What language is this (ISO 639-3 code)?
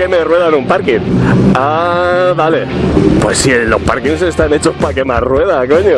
spa